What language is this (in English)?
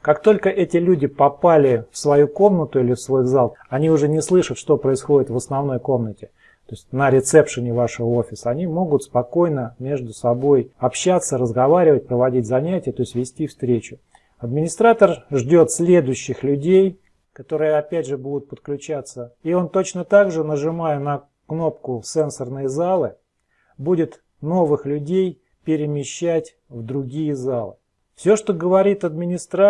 Russian